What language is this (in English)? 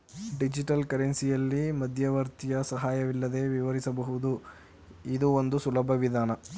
Kannada